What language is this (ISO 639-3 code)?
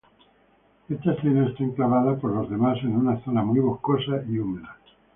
spa